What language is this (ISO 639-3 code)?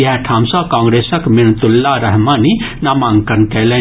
mai